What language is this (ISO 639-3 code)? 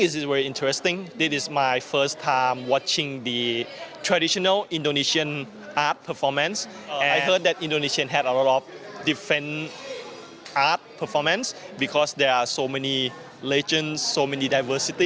ind